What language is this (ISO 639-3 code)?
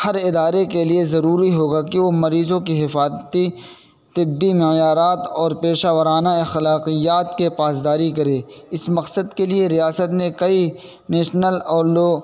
urd